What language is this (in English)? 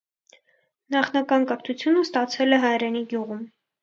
Armenian